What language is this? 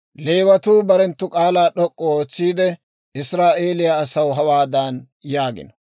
Dawro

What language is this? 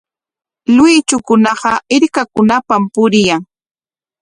Corongo Ancash Quechua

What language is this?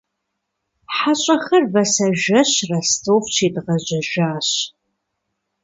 Kabardian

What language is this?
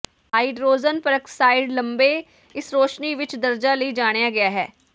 Punjabi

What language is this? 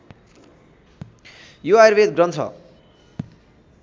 Nepali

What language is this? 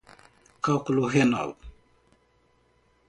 Portuguese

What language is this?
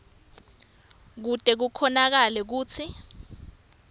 Swati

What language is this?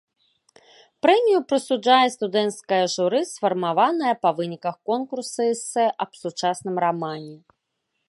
Belarusian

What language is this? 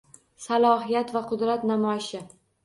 Uzbek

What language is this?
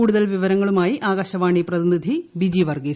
Malayalam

